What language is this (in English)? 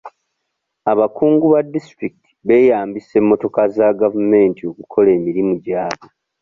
Ganda